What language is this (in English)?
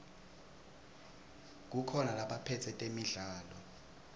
Swati